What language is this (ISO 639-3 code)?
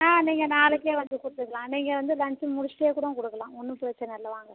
tam